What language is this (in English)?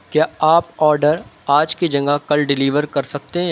Urdu